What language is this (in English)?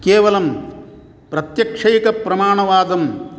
Sanskrit